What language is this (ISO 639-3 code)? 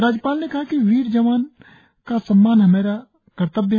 hin